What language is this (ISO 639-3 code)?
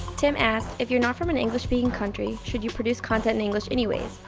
eng